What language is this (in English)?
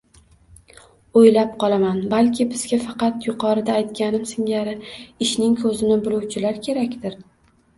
Uzbek